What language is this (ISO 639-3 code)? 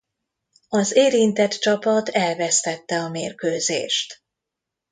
hun